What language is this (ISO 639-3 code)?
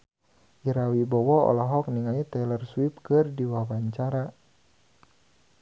sun